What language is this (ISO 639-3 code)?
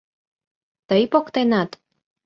chm